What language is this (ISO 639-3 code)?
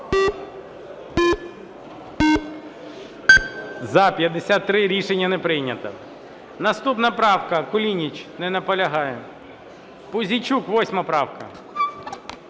ukr